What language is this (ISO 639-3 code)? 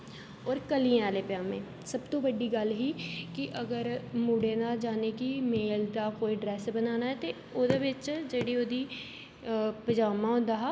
doi